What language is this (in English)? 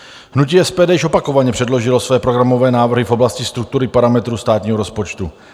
Czech